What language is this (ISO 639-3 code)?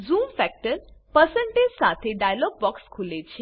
guj